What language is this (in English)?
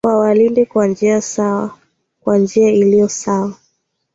Swahili